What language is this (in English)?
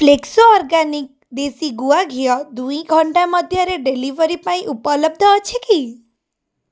Odia